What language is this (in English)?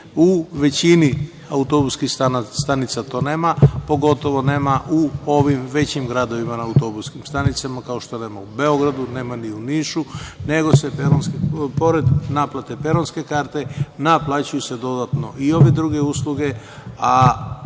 Serbian